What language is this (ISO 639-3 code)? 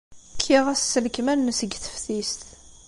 kab